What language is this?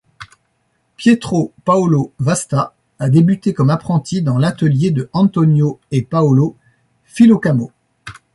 French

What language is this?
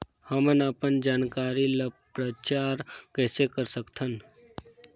Chhattisgarhi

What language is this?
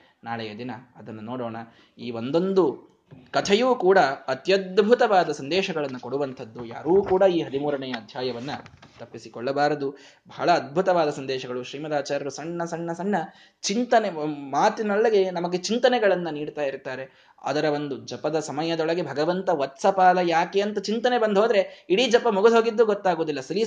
Kannada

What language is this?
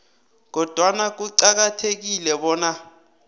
South Ndebele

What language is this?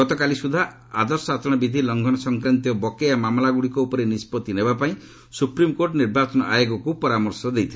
Odia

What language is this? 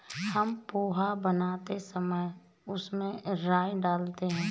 Hindi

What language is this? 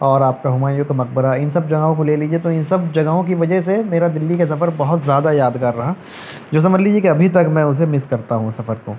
Urdu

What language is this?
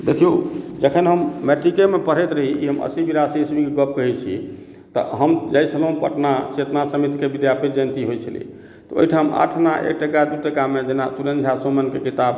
Maithili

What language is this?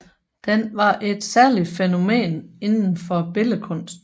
Danish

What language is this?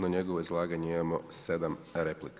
Croatian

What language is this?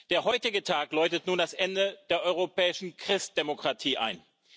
German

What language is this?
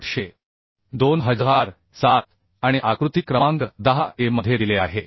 Marathi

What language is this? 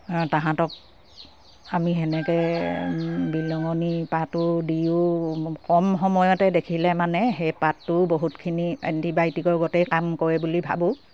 Assamese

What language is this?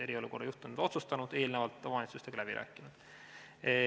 Estonian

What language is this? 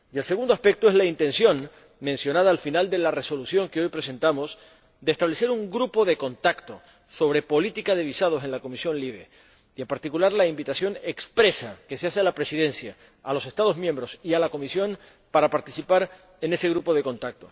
Spanish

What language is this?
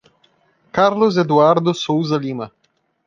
Portuguese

